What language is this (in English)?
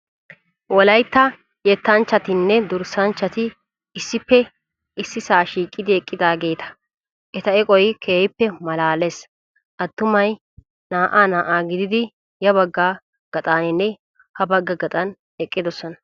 Wolaytta